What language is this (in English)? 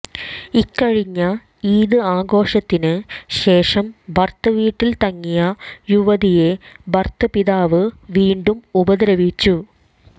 Malayalam